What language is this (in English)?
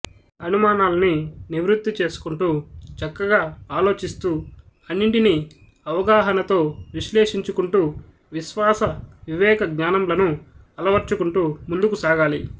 Telugu